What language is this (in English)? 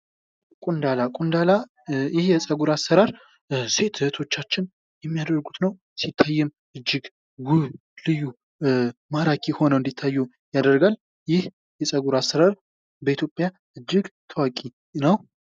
Amharic